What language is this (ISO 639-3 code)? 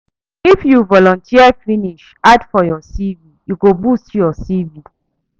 pcm